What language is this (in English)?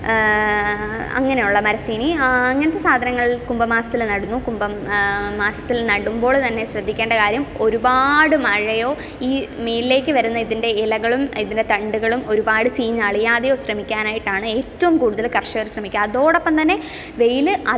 Malayalam